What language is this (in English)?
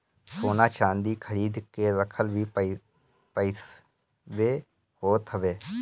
Bhojpuri